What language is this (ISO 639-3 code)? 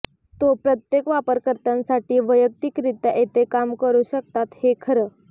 mar